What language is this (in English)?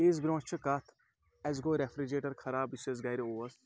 Kashmiri